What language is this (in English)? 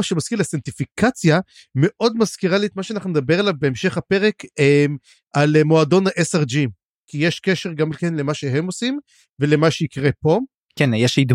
Hebrew